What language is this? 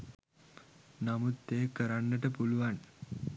Sinhala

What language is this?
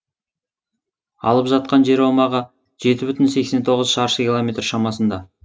Kazakh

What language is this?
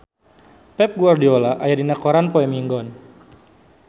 Sundanese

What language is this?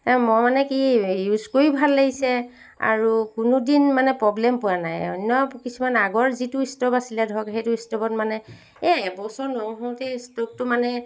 Assamese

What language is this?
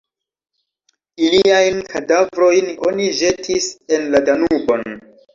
Esperanto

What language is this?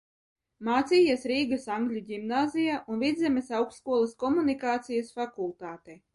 Latvian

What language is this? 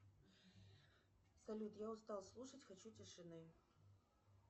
Russian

